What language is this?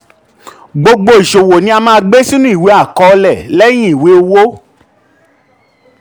Yoruba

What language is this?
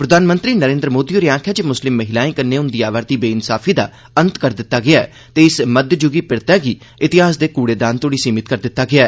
Dogri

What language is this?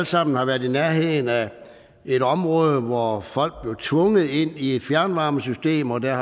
Danish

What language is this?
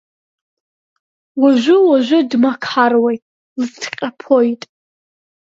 Abkhazian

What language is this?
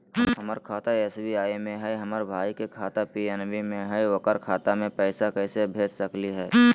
Magahi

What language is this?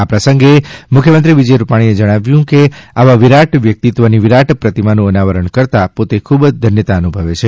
Gujarati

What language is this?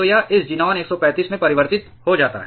Hindi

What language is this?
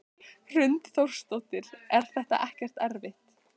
Icelandic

